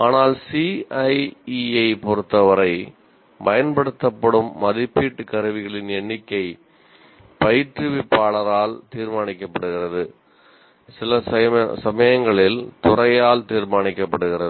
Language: Tamil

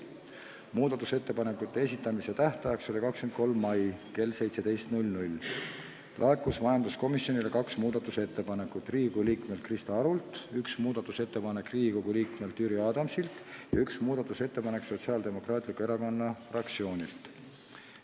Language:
Estonian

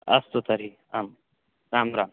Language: Sanskrit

